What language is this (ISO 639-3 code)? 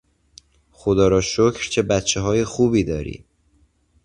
fas